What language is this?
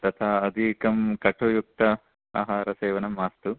Sanskrit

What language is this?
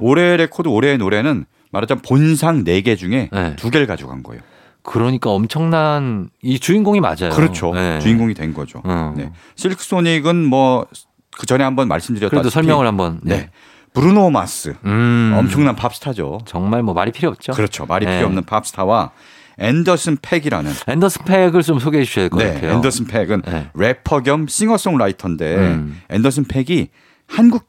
Korean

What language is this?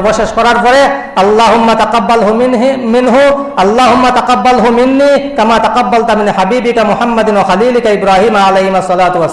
Indonesian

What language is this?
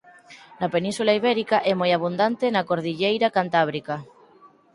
Galician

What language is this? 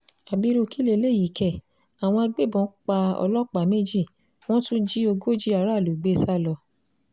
Yoruba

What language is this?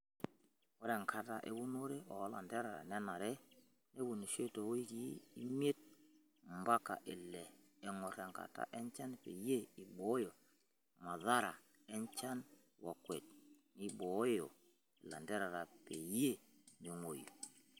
Masai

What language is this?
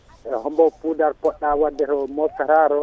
Fula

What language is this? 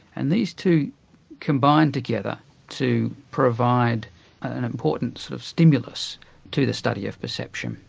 English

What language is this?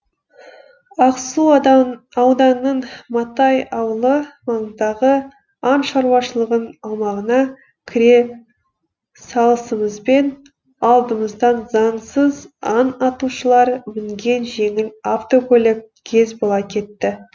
Kazakh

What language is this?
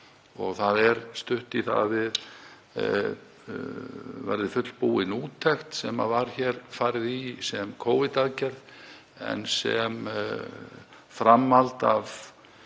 Icelandic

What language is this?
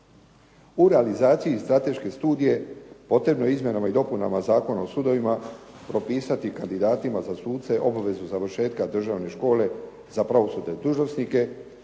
Croatian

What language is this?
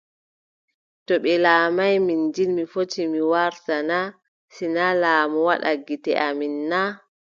Adamawa Fulfulde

